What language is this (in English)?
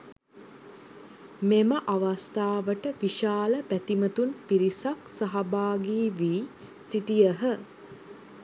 Sinhala